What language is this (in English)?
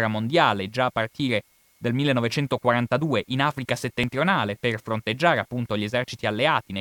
Italian